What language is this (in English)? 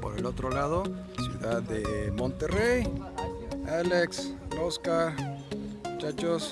Spanish